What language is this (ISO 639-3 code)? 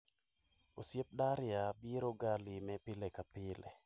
luo